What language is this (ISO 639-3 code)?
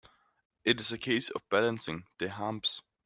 eng